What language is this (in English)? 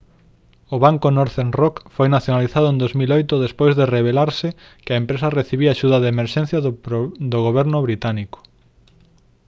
Galician